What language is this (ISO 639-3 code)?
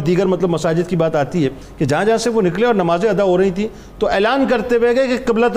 urd